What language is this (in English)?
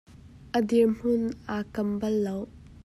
Hakha Chin